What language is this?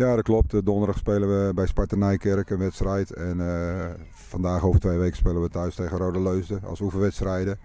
Dutch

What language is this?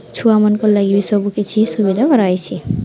Odia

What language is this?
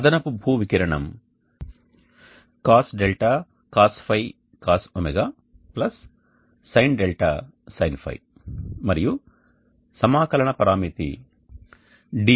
Telugu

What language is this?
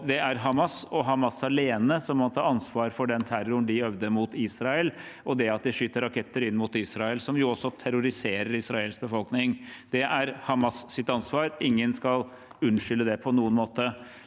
Norwegian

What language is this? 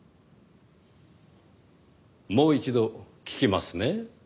Japanese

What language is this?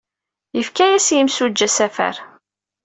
Kabyle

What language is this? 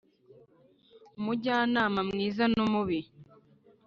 Kinyarwanda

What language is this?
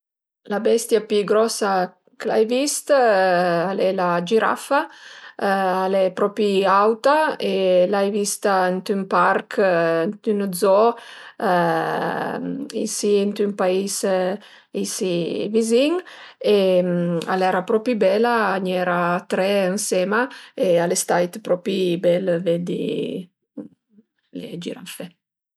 Piedmontese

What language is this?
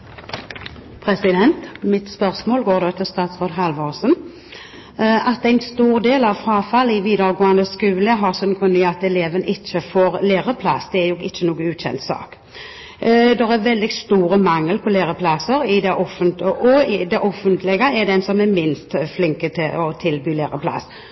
Norwegian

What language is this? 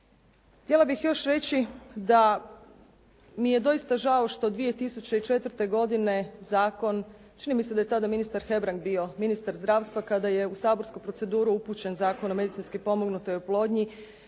Croatian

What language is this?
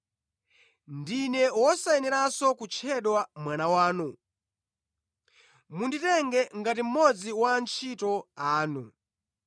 Nyanja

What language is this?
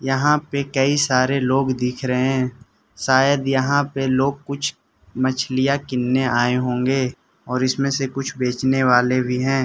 Hindi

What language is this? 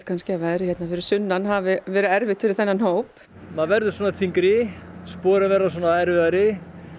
Icelandic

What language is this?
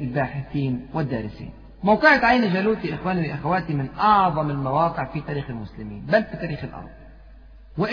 Arabic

